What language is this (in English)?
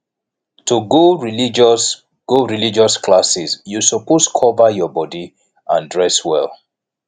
Nigerian Pidgin